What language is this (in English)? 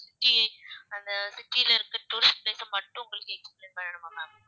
Tamil